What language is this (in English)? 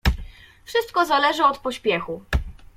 Polish